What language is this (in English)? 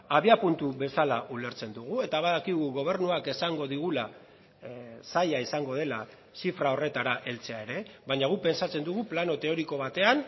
Basque